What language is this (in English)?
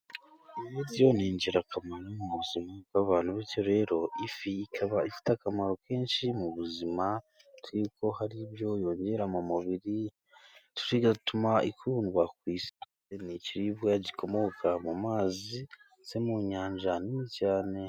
Kinyarwanda